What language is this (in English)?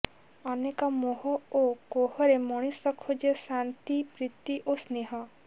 Odia